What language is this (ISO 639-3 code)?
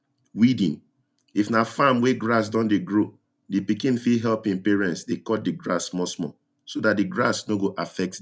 pcm